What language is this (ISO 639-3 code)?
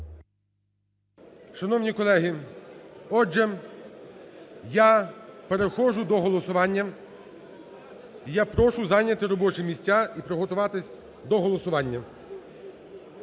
ukr